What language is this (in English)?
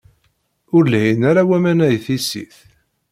Kabyle